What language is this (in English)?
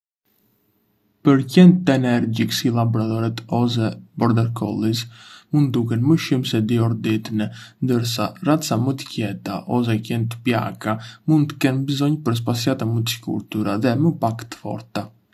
Arbëreshë Albanian